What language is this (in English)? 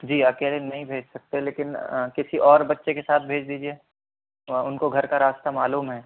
Urdu